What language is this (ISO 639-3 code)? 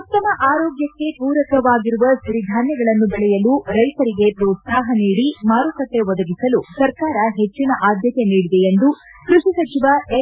kan